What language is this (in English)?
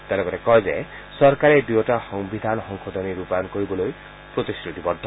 Assamese